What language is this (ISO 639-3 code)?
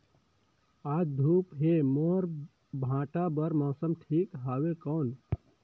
hne